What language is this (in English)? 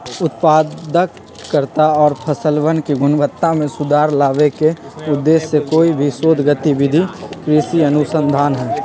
Magahi